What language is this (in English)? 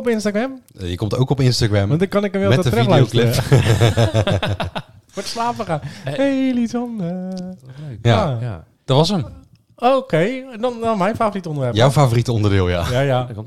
Dutch